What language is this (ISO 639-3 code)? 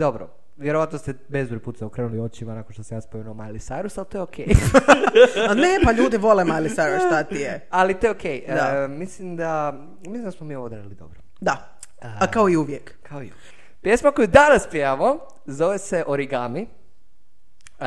hrv